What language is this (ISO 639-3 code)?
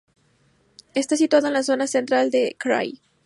spa